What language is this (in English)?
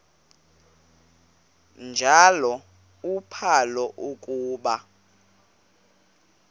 Xhosa